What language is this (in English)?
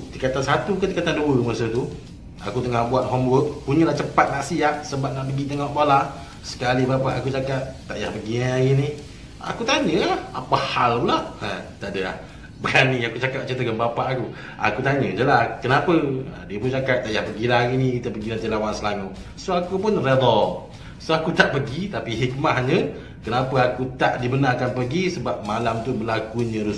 Malay